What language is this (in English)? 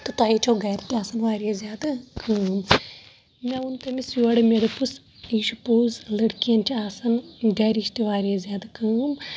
Kashmiri